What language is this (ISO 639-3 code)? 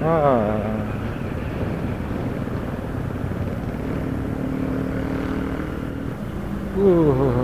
ind